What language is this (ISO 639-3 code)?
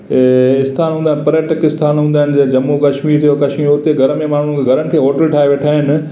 snd